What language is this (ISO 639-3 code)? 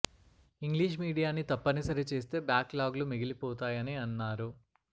tel